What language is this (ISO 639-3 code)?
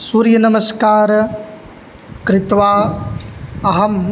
san